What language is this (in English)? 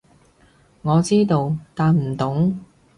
Cantonese